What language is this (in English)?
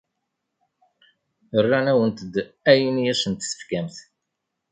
Kabyle